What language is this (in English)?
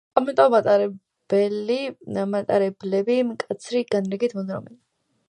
Georgian